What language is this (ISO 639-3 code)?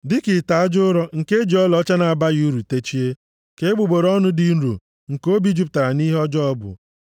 ibo